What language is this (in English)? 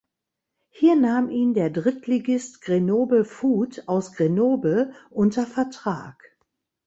German